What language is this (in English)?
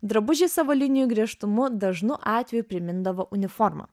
Lithuanian